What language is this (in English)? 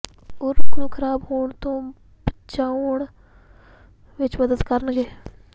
Punjabi